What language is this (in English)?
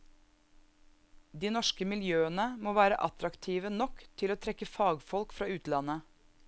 Norwegian